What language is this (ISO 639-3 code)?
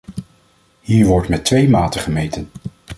nld